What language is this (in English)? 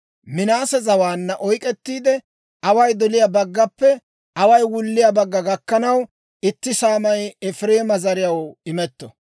Dawro